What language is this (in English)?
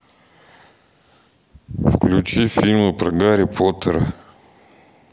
Russian